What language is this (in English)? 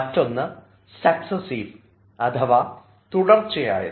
Malayalam